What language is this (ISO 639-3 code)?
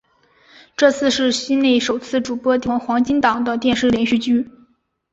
zho